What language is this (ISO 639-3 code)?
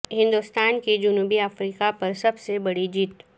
urd